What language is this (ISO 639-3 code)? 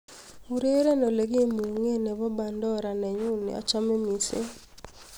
kln